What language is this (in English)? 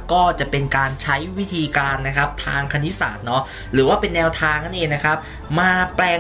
Thai